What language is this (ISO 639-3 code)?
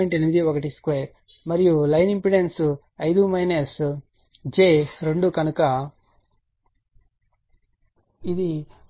tel